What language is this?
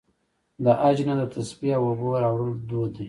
Pashto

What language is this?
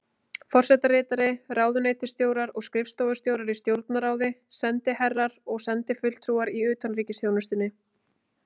Icelandic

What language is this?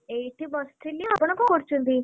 Odia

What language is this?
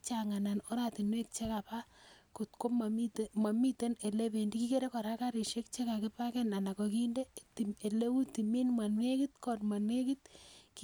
Kalenjin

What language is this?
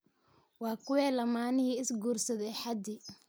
Somali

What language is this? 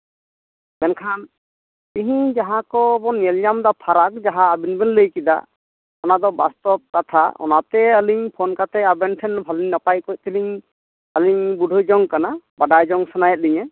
Santali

